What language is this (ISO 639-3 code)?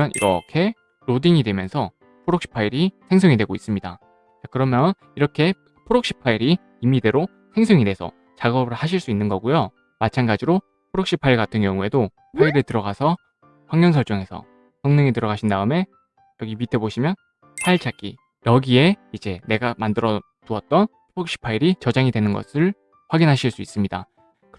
kor